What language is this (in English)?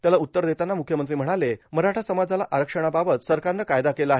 Marathi